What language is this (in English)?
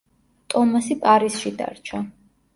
Georgian